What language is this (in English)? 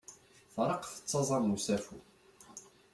Kabyle